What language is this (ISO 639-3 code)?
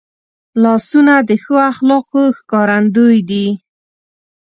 pus